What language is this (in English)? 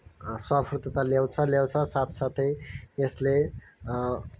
Nepali